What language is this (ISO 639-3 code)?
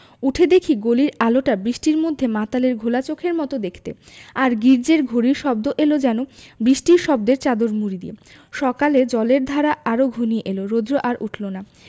ben